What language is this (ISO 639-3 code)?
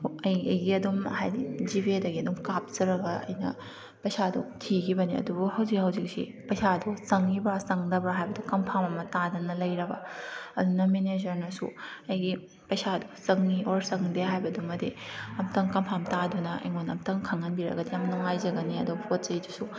mni